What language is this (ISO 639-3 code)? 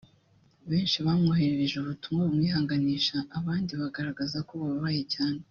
kin